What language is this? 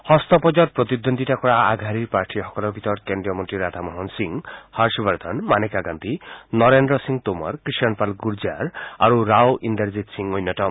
Assamese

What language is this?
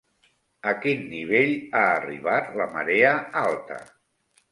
Catalan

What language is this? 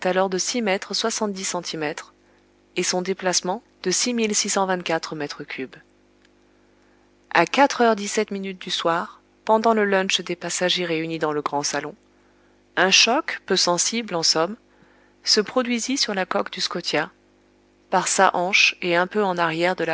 French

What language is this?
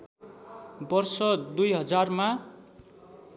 Nepali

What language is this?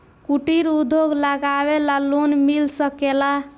Bhojpuri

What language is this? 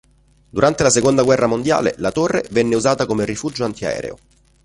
Italian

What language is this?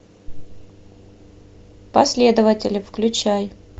Russian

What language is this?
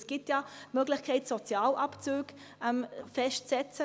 Swiss German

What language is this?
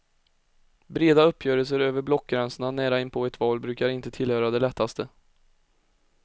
Swedish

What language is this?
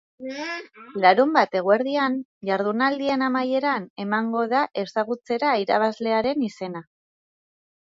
Basque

